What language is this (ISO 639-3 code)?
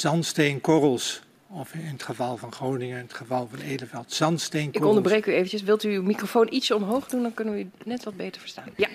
nld